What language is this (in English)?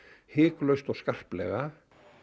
Icelandic